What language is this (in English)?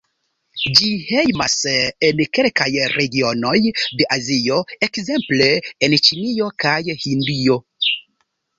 Esperanto